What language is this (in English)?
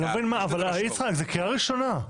Hebrew